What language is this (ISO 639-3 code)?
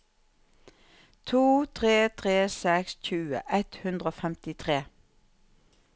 nor